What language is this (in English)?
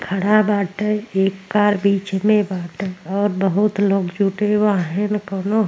Bhojpuri